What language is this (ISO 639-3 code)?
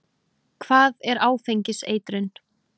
isl